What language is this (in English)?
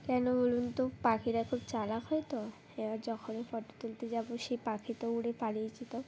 Bangla